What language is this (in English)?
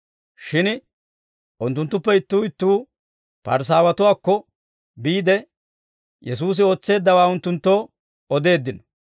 Dawro